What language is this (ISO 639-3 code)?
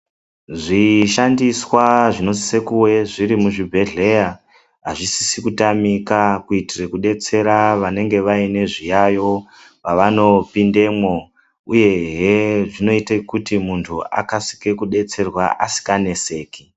ndc